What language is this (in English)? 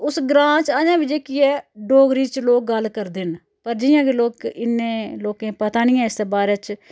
Dogri